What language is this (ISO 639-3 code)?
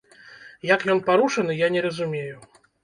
bel